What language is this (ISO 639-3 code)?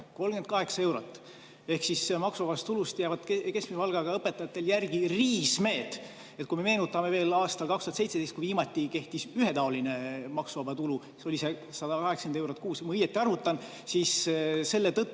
est